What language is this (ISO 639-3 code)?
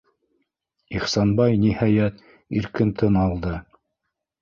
bak